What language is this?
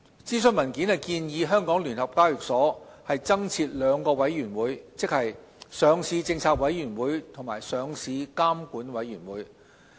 Cantonese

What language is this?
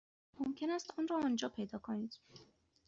Persian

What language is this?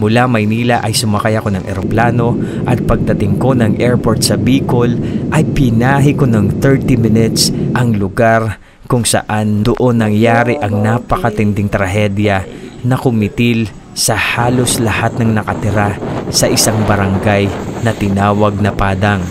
Filipino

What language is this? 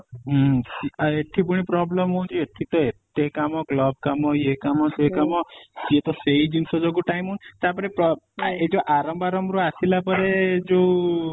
Odia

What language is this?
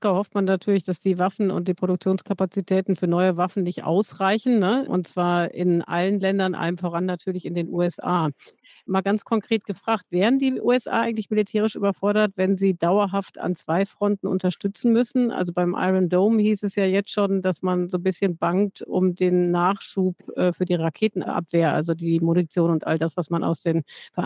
German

